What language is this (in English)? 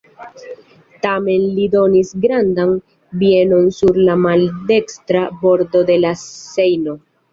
Esperanto